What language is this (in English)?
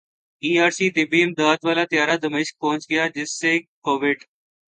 Urdu